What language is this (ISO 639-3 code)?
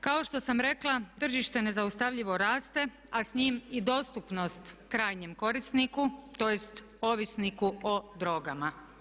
hrv